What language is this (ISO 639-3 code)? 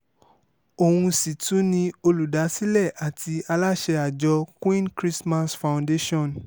yor